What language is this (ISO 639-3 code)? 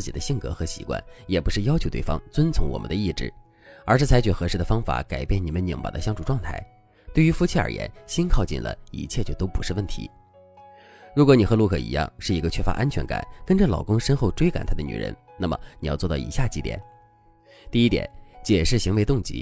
zho